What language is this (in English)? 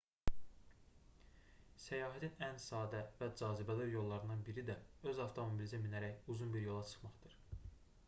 Azerbaijani